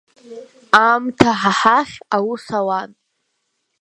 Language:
Abkhazian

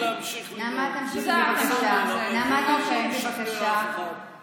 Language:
Hebrew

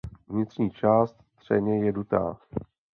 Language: Czech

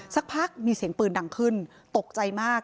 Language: Thai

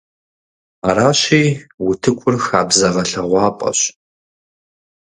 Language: Kabardian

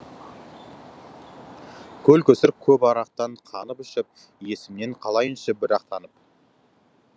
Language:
Kazakh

